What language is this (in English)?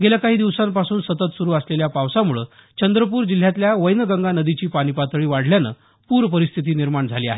Marathi